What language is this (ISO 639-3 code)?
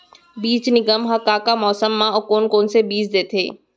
hne